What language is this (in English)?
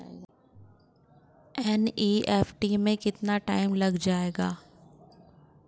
Hindi